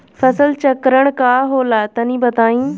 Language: Bhojpuri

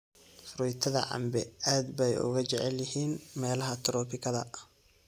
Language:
Somali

